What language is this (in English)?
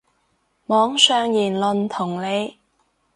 Cantonese